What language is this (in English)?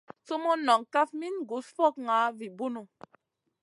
Masana